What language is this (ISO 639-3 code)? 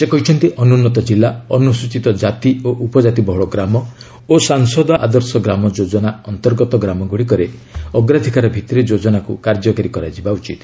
ori